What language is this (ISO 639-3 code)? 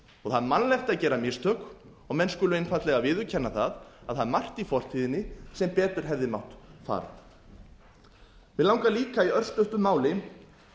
isl